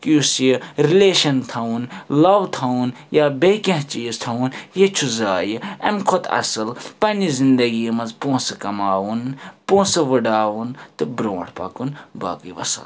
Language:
Kashmiri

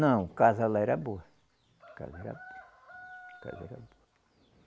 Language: Portuguese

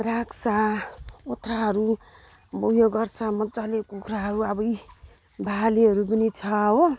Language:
Nepali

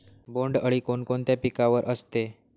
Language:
Marathi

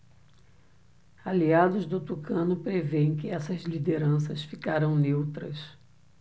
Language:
Portuguese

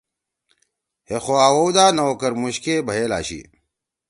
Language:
Torwali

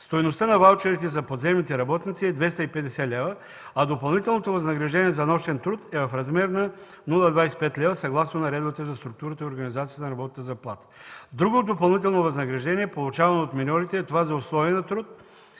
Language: Bulgarian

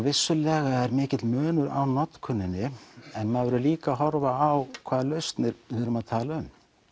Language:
Icelandic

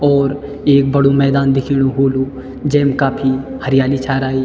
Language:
Garhwali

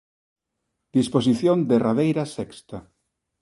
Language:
Galician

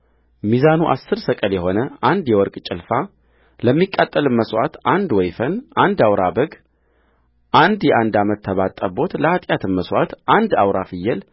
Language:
Amharic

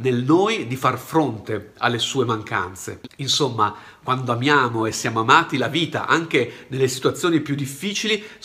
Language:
Italian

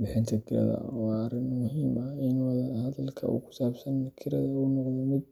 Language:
Somali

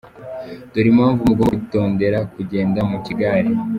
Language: Kinyarwanda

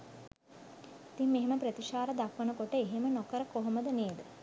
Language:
Sinhala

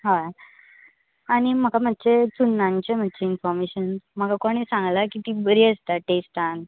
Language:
Konkani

